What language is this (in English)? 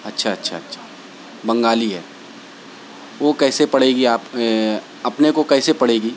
Urdu